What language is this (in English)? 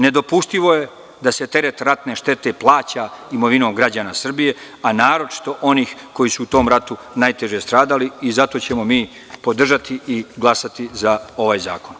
Serbian